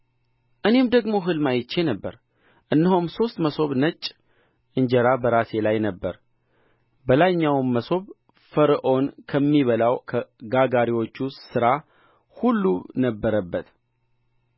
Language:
Amharic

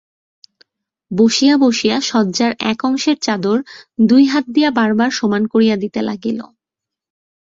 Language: Bangla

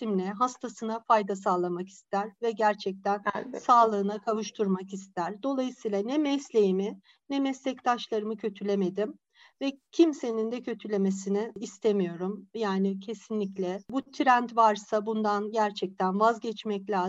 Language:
Turkish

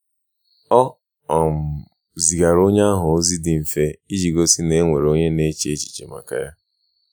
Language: Igbo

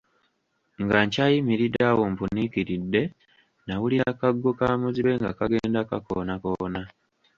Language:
Ganda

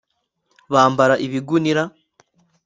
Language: Kinyarwanda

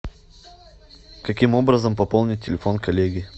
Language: Russian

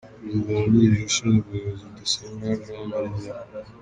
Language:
Kinyarwanda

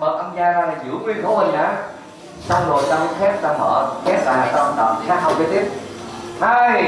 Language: Vietnamese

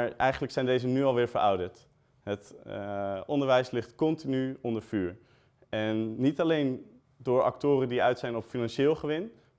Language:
Dutch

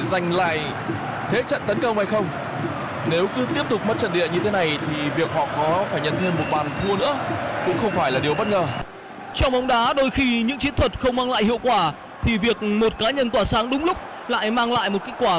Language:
Vietnamese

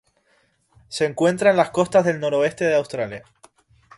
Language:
Spanish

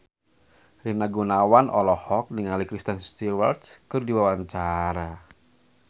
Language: Sundanese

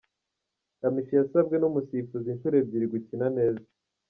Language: Kinyarwanda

